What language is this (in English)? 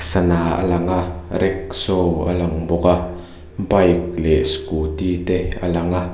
Mizo